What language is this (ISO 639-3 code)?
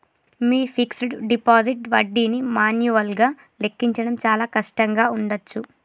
tel